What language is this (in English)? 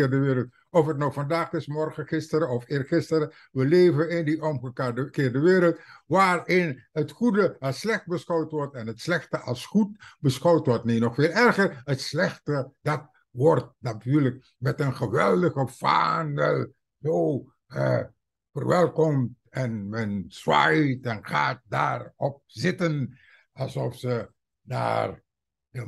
Dutch